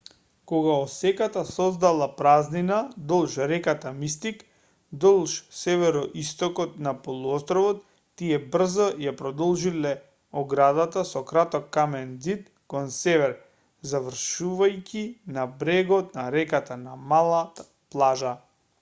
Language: Macedonian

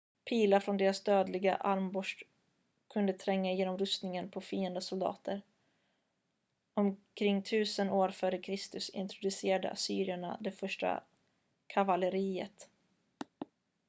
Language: Swedish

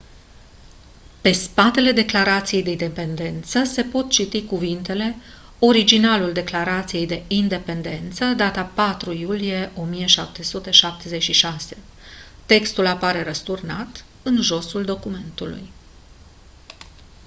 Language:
Romanian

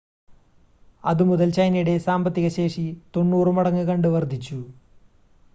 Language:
Malayalam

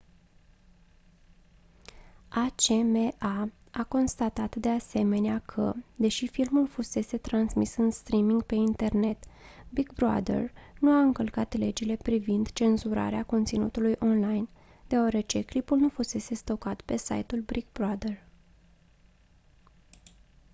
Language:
Romanian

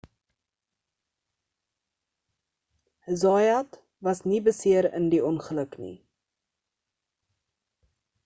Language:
Afrikaans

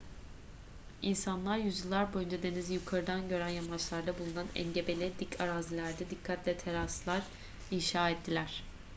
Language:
Turkish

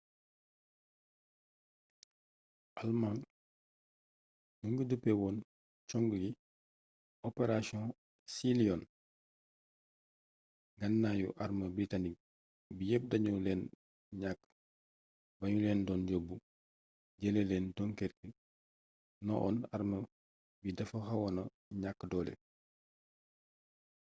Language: Wolof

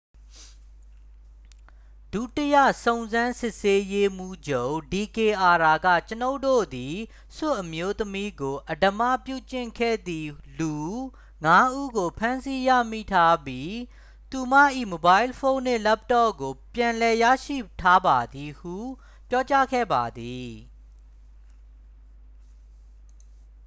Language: Burmese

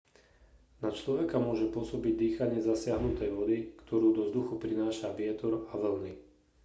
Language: Slovak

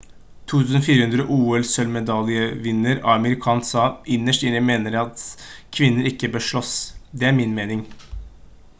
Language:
Norwegian Bokmål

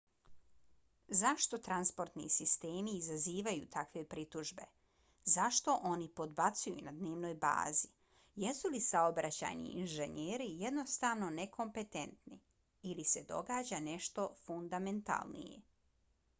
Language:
Bosnian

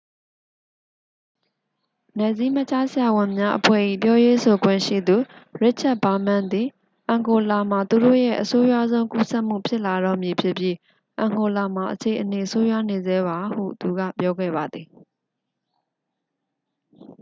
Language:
Burmese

